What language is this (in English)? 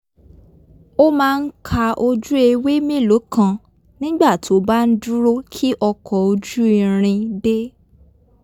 Yoruba